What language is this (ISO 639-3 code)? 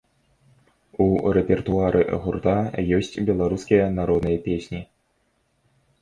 bel